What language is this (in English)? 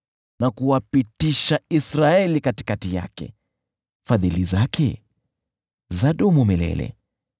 Swahili